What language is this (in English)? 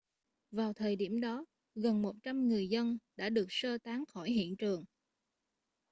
Vietnamese